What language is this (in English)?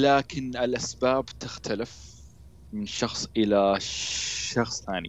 Arabic